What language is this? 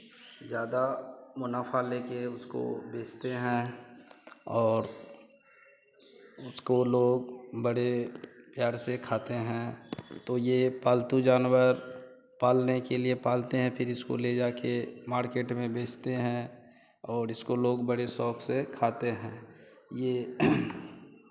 Hindi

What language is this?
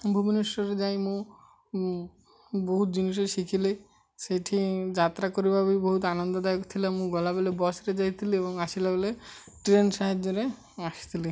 Odia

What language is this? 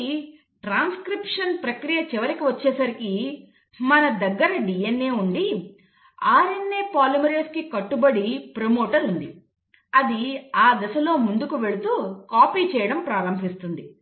Telugu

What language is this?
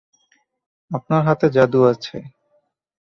Bangla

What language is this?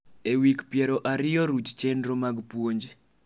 Luo (Kenya and Tanzania)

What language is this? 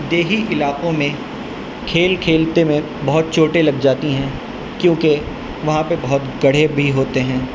Urdu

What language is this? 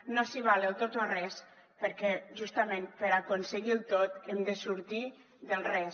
Catalan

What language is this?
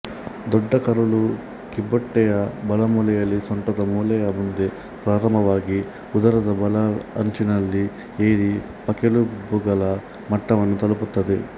Kannada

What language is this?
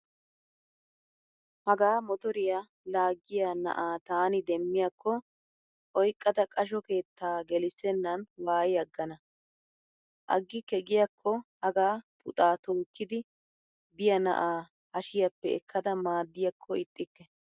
Wolaytta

